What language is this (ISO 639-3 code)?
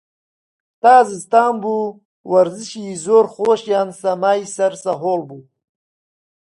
ckb